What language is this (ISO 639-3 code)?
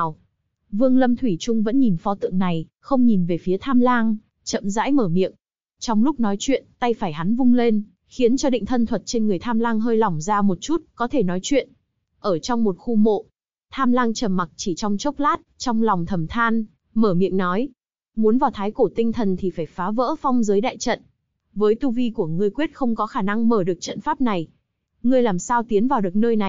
vie